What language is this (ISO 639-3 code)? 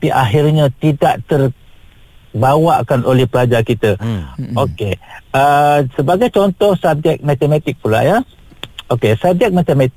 msa